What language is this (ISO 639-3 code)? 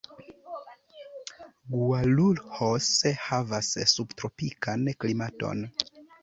epo